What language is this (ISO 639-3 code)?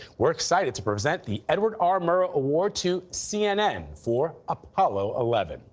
eng